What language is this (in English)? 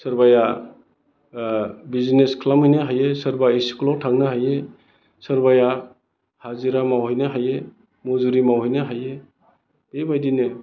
Bodo